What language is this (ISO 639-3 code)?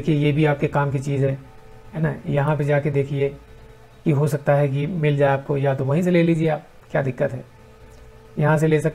hin